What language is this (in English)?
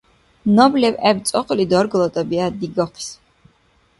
Dargwa